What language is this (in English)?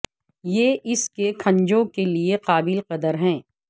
Urdu